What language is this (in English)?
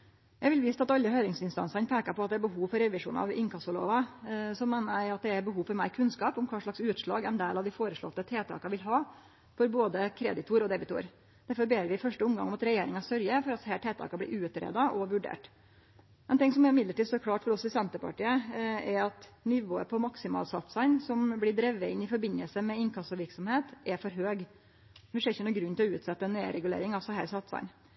Norwegian Nynorsk